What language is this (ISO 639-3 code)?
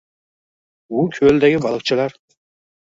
uzb